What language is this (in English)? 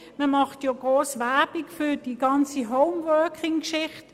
Swiss German